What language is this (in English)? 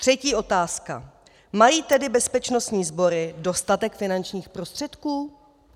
Czech